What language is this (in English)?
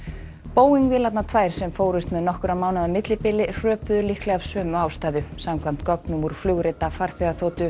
Icelandic